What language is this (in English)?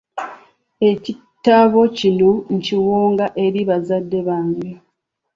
Ganda